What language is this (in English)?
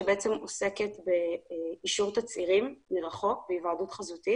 Hebrew